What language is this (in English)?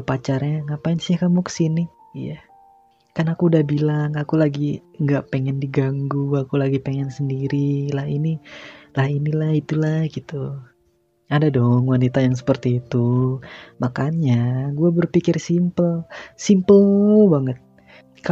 Indonesian